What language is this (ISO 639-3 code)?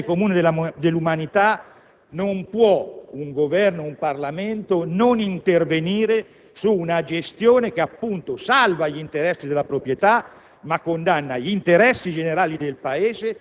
ita